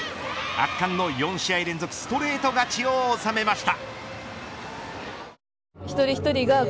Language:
Japanese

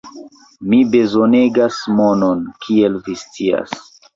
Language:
Esperanto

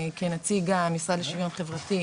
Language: Hebrew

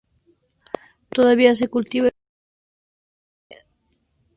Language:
Spanish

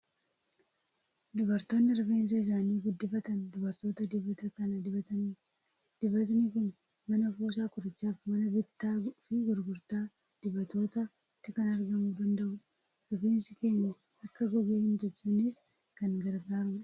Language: Oromo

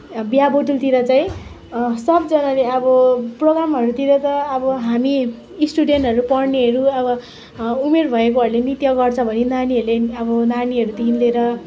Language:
Nepali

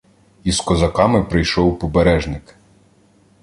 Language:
Ukrainian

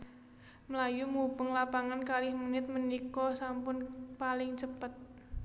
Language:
Javanese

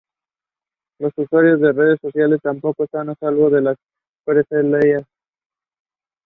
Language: Spanish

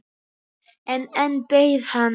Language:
Icelandic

